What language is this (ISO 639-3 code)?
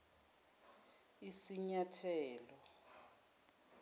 zul